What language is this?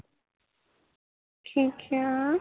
Punjabi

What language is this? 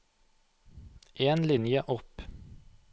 Norwegian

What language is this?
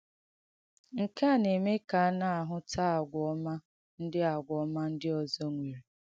Igbo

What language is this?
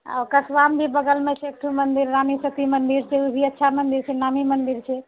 Maithili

